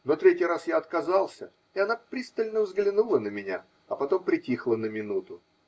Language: Russian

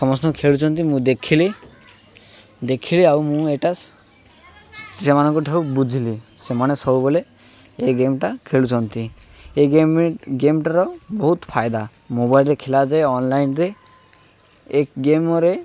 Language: Odia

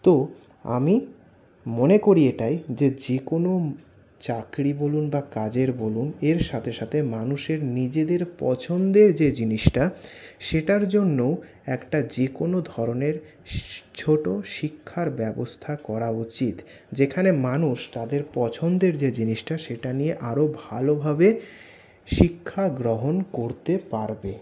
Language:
Bangla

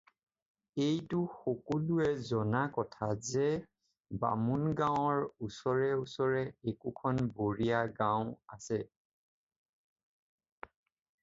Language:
Assamese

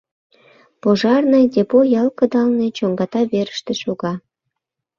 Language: Mari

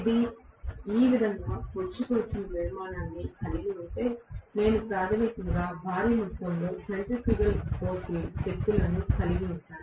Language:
Telugu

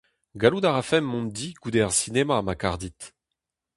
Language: Breton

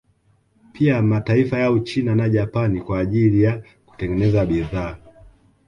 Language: Swahili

